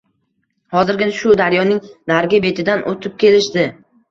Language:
Uzbek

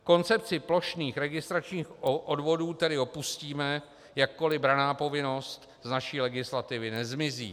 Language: Czech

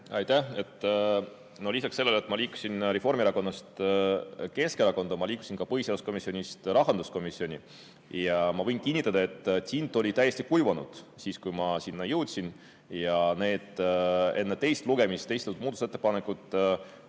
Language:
Estonian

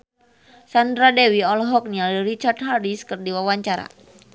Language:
Sundanese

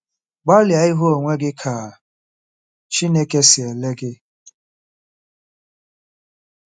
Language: Igbo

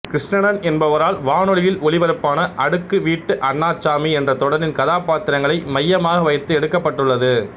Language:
Tamil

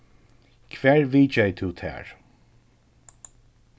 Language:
Faroese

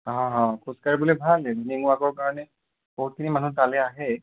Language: Assamese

